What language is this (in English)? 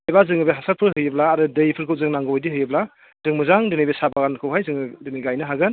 Bodo